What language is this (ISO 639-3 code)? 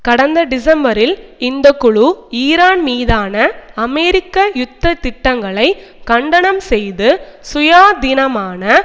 tam